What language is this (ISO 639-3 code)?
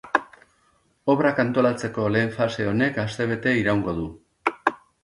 eus